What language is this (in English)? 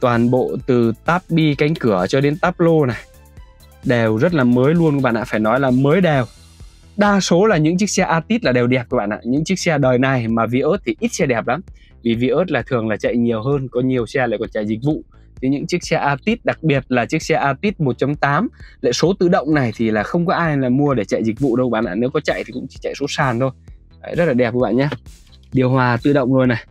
Vietnamese